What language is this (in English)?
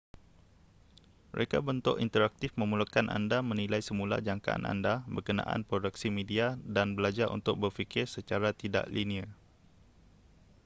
Malay